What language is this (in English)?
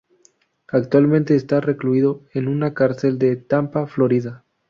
Spanish